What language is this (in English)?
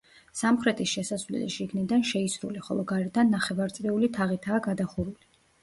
Georgian